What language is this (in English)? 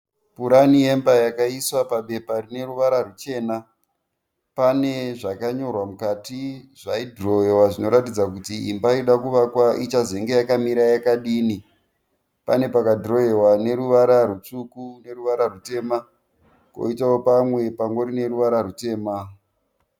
Shona